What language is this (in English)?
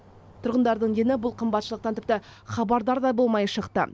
Kazakh